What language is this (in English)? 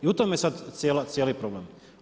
Croatian